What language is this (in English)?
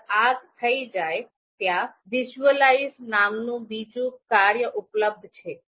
Gujarati